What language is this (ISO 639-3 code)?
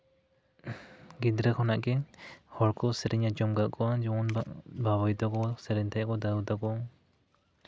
sat